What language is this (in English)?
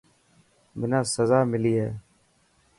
Dhatki